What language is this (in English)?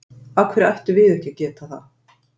Icelandic